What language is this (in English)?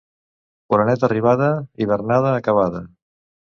Catalan